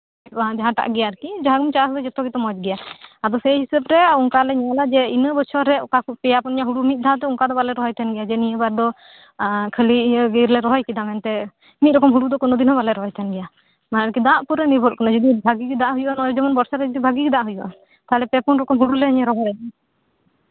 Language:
Santali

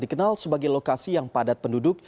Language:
Indonesian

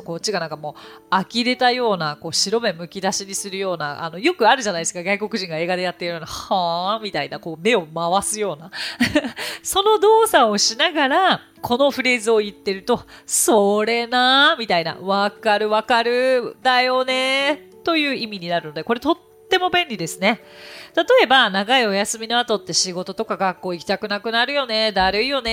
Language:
Japanese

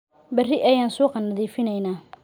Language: Somali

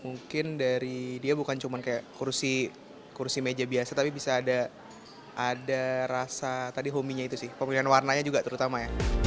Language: Indonesian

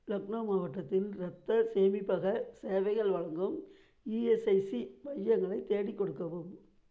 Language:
Tamil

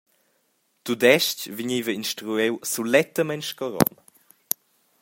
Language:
Romansh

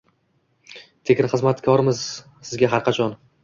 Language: Uzbek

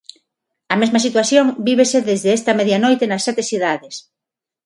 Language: Galician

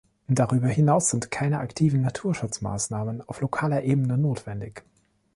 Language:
German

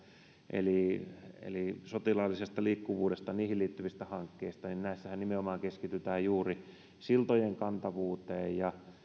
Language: Finnish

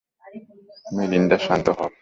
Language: Bangla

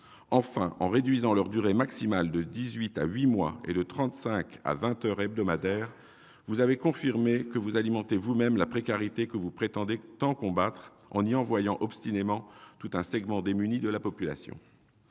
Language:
French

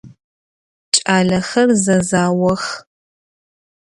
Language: Adyghe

